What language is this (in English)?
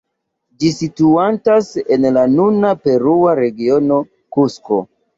Esperanto